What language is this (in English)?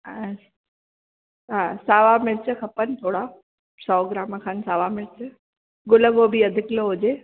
Sindhi